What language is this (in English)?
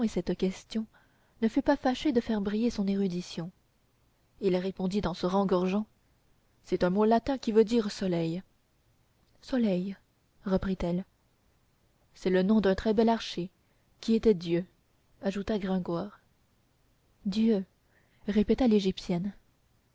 French